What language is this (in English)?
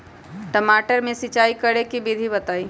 Magahi